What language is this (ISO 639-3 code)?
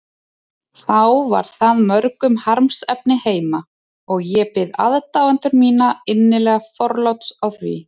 isl